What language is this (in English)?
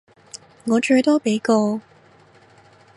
Cantonese